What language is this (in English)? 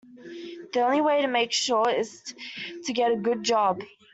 English